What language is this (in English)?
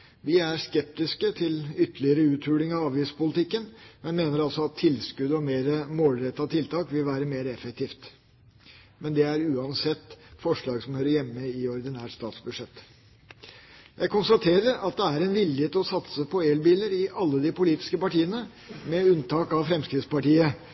Norwegian Bokmål